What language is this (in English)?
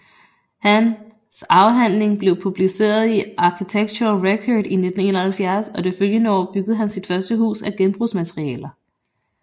Danish